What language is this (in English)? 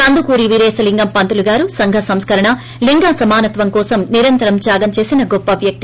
Telugu